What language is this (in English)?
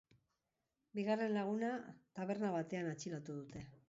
Basque